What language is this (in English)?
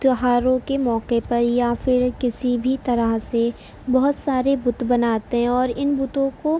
Urdu